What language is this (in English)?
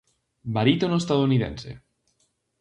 Galician